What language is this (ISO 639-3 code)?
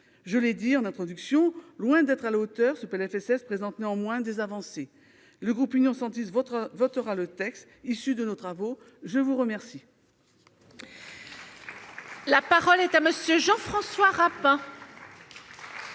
fra